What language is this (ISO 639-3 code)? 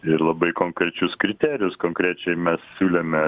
lit